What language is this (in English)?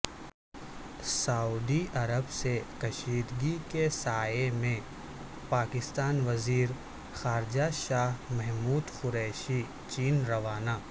Urdu